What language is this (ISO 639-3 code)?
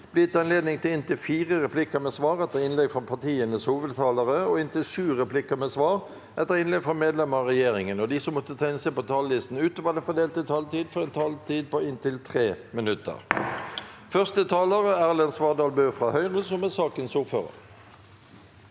nor